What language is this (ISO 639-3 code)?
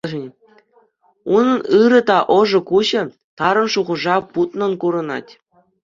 chv